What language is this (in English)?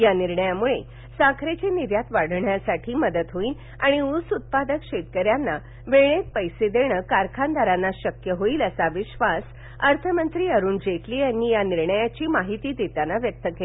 Marathi